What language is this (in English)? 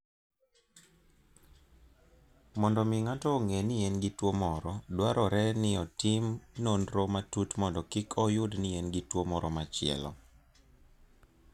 Luo (Kenya and Tanzania)